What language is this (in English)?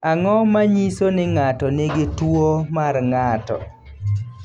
Luo (Kenya and Tanzania)